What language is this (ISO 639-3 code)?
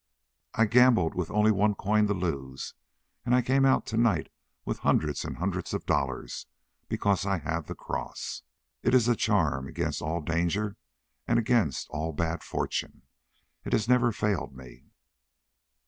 eng